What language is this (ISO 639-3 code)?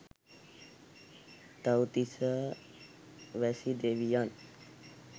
sin